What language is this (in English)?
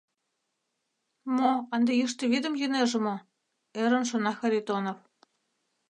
Mari